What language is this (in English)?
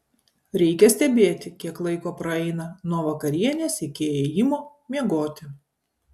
Lithuanian